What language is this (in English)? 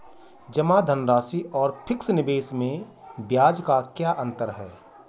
Hindi